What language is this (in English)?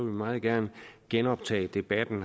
Danish